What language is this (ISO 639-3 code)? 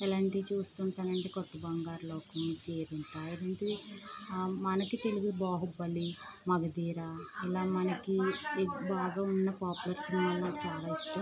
tel